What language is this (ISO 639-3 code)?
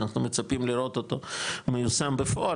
heb